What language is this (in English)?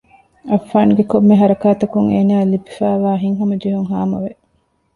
Divehi